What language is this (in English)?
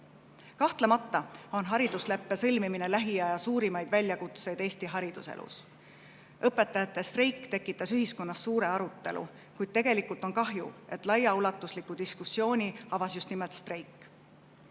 Estonian